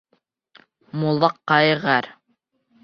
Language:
Bashkir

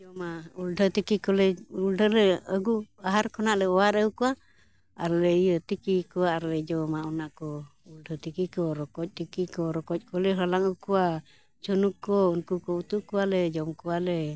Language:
Santali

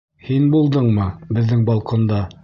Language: Bashkir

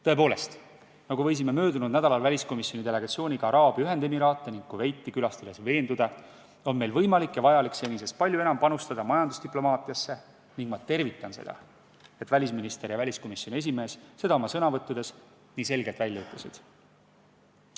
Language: Estonian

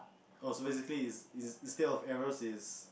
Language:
English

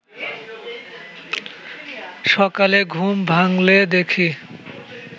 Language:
Bangla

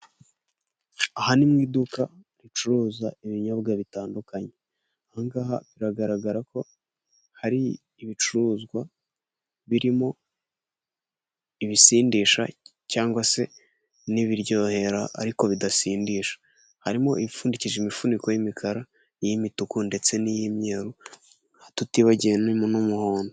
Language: Kinyarwanda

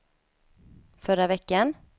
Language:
Swedish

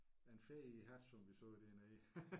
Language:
Danish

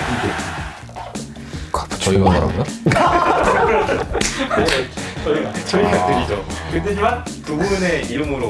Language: Korean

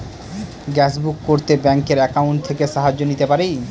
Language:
Bangla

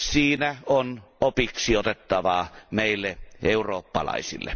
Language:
Finnish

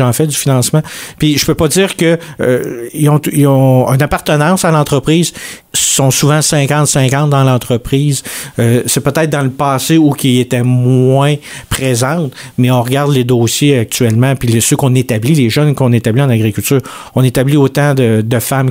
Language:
French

